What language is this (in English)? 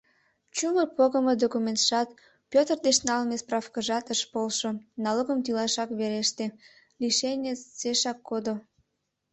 Mari